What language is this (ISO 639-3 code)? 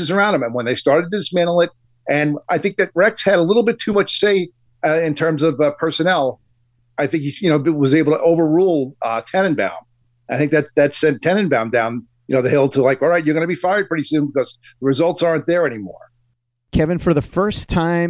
eng